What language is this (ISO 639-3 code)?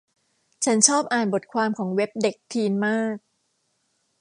tha